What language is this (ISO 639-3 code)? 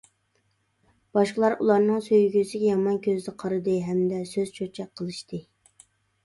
uig